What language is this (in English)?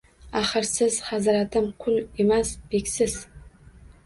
Uzbek